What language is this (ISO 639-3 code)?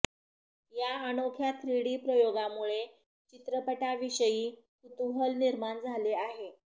mar